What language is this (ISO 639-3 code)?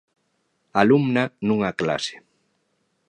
glg